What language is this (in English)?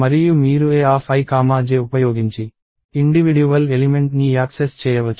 Telugu